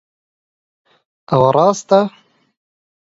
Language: Central Kurdish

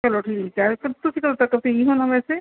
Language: Punjabi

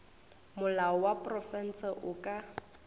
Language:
Northern Sotho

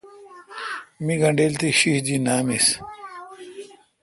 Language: Kalkoti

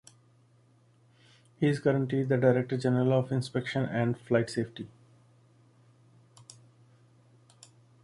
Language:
English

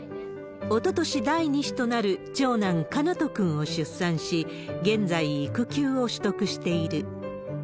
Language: Japanese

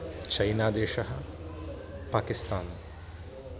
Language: Sanskrit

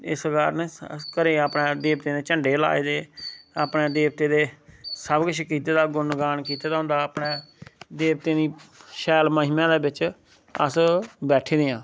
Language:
Dogri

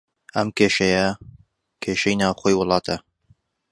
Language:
Central Kurdish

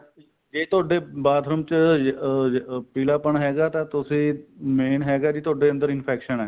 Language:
Punjabi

